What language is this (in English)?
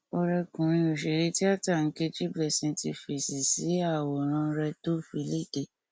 Yoruba